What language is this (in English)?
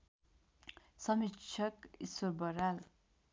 Nepali